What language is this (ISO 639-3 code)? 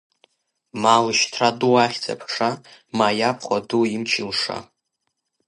abk